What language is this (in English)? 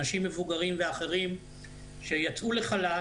Hebrew